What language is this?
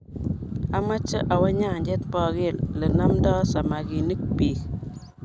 Kalenjin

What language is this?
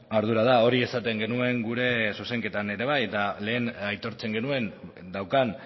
Basque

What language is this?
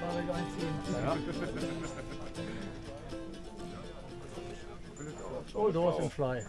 German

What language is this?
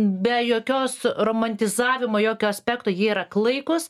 Lithuanian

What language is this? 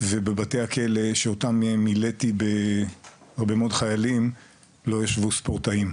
Hebrew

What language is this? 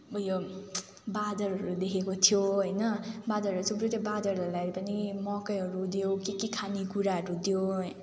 Nepali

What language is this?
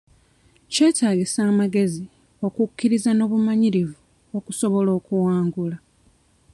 Ganda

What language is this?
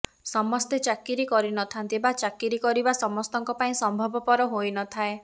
Odia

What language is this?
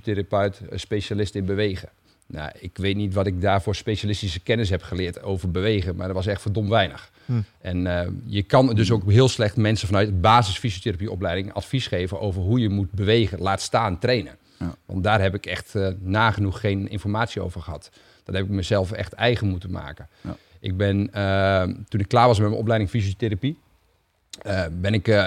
Dutch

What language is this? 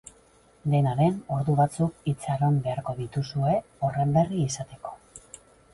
Basque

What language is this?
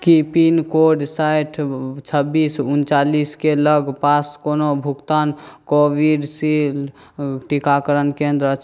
Maithili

